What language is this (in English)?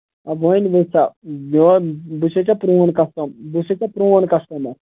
Kashmiri